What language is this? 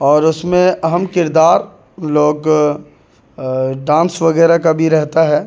Urdu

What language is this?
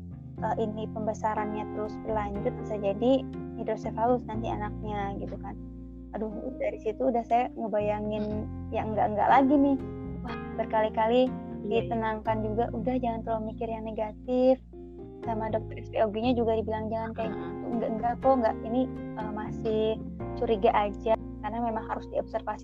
Indonesian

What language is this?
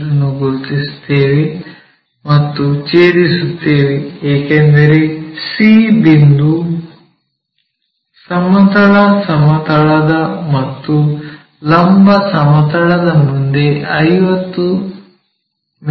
Kannada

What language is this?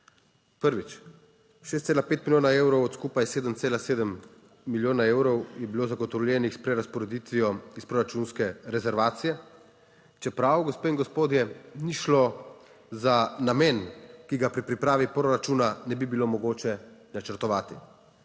Slovenian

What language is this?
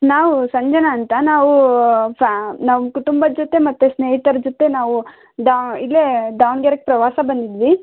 Kannada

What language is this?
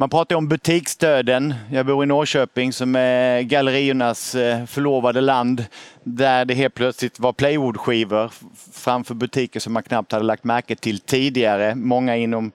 Swedish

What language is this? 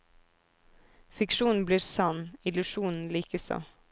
Norwegian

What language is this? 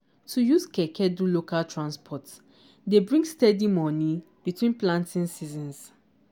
Nigerian Pidgin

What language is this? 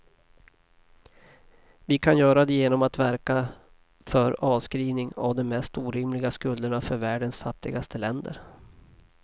Swedish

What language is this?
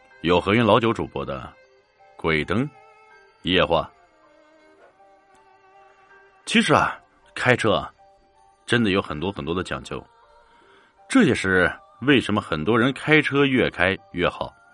Chinese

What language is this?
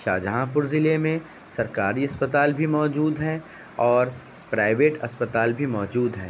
Urdu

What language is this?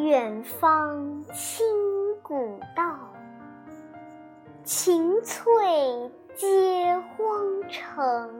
Chinese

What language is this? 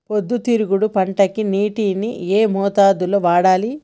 Telugu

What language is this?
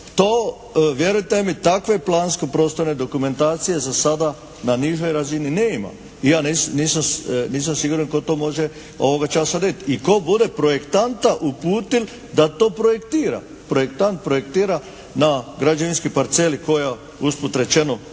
Croatian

